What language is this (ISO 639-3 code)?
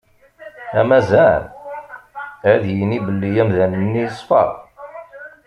kab